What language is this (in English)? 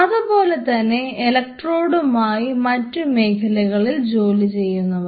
Malayalam